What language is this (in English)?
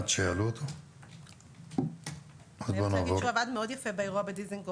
Hebrew